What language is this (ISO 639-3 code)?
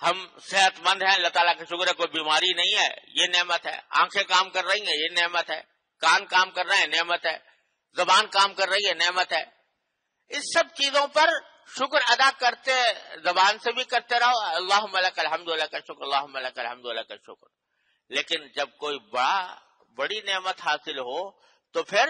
hin